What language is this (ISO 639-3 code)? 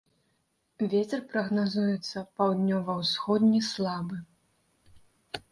bel